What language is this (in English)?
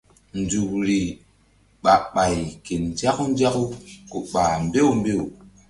Mbum